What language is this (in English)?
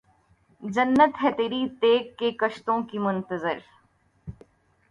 Urdu